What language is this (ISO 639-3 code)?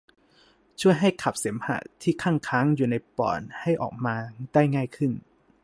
tha